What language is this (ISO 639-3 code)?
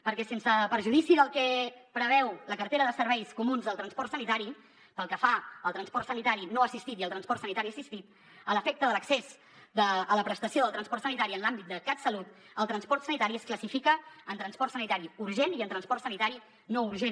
cat